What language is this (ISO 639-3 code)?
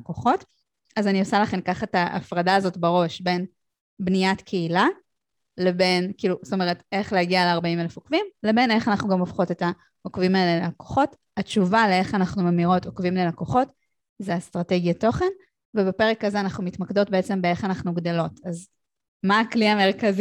heb